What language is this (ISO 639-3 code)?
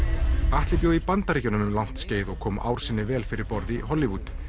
isl